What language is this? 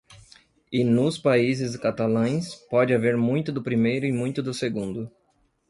Portuguese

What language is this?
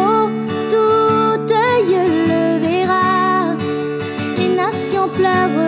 French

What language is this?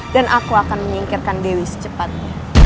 Indonesian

